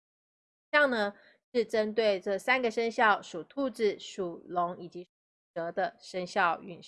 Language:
Chinese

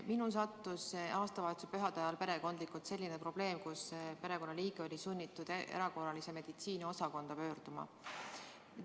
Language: Estonian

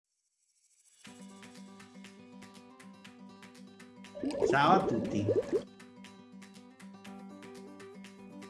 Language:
Italian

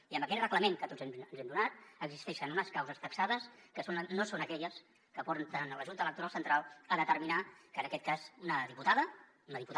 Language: Catalan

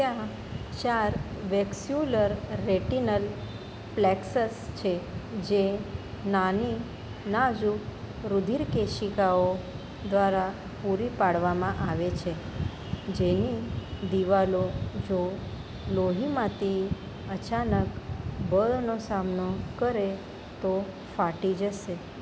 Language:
Gujarati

